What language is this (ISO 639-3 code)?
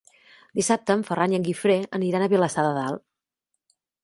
cat